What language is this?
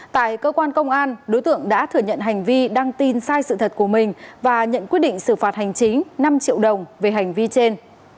Vietnamese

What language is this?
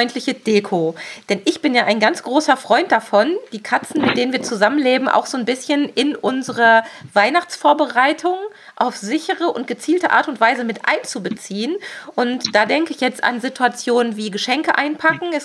German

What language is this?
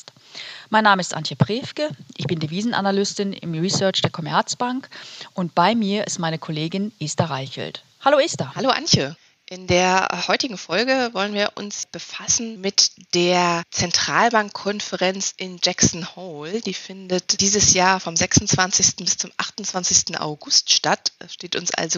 German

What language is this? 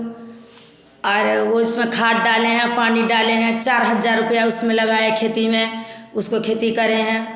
Hindi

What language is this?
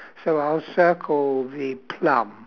English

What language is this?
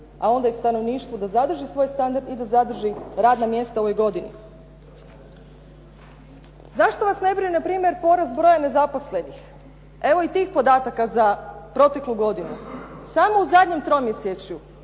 Croatian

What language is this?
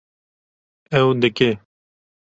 Kurdish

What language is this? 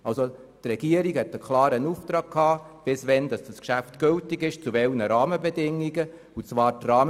Swiss German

